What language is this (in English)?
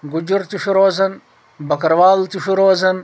Kashmiri